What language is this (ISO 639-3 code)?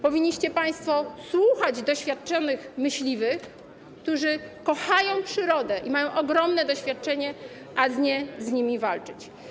pol